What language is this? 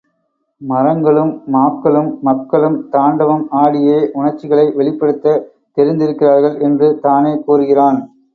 Tamil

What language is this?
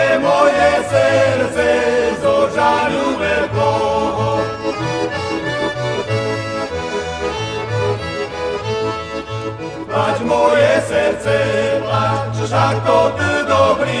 Slovak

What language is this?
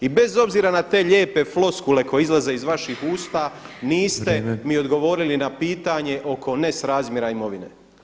Croatian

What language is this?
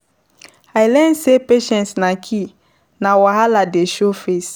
Nigerian Pidgin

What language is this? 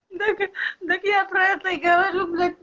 Russian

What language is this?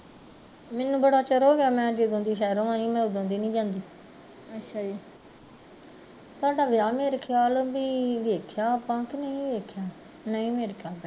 Punjabi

